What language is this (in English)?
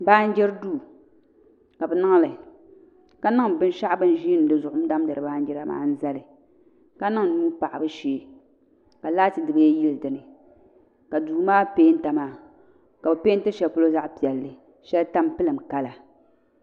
Dagbani